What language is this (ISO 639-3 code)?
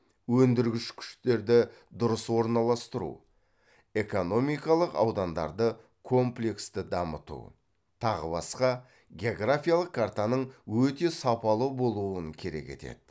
kaz